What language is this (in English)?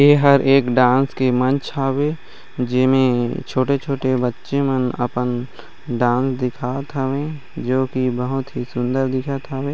Chhattisgarhi